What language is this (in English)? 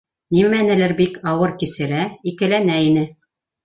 Bashkir